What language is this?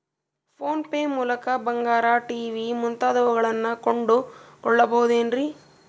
Kannada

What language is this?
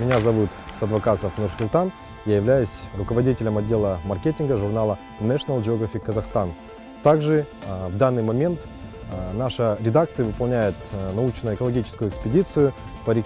Russian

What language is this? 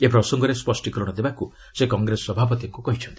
Odia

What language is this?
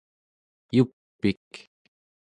Central Yupik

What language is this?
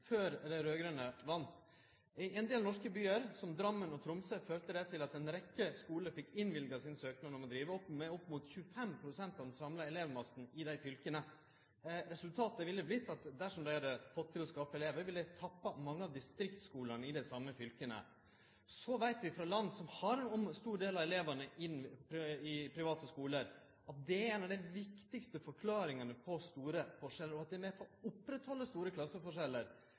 Norwegian Nynorsk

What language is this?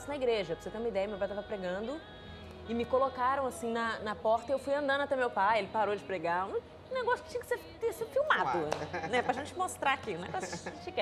Portuguese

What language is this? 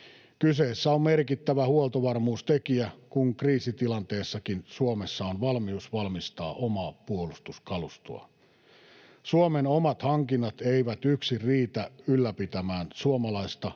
Finnish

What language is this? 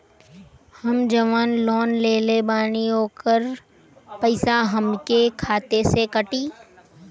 Bhojpuri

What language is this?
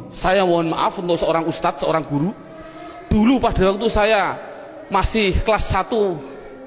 Indonesian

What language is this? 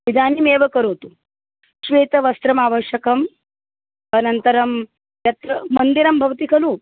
Sanskrit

